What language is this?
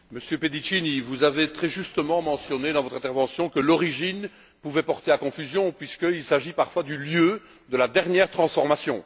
French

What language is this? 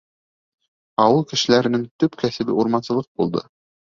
Bashkir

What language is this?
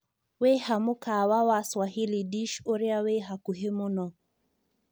Kikuyu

